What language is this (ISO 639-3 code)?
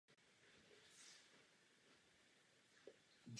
ces